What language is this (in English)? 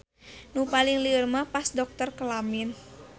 Sundanese